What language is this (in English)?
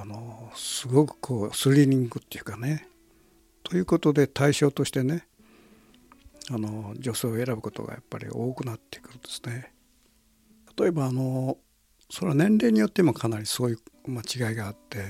Japanese